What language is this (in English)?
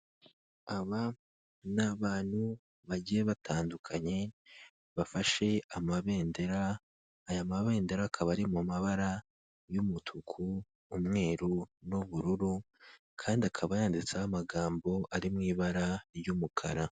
Kinyarwanda